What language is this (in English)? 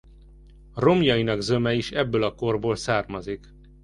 Hungarian